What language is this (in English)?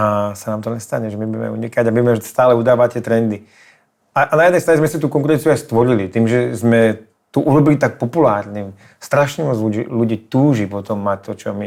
Czech